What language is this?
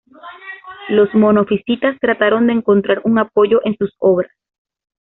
Spanish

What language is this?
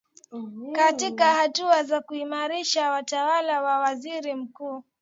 Swahili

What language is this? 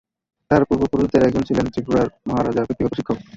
Bangla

